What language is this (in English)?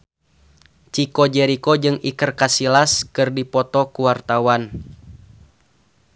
Sundanese